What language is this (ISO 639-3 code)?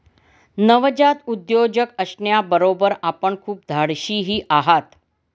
mar